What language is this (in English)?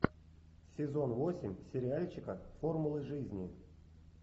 Russian